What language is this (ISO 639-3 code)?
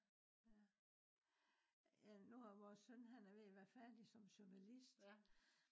dan